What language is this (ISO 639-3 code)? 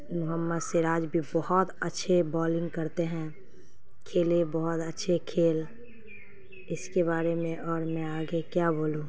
urd